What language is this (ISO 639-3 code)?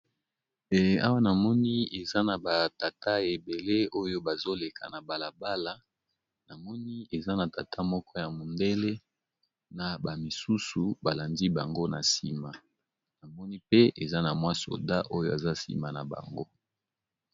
lin